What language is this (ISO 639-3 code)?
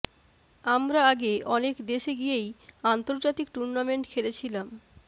ben